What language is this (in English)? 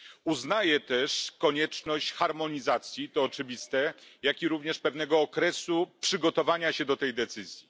Polish